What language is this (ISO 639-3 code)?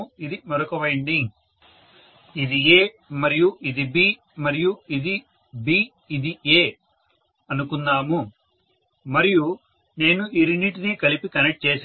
tel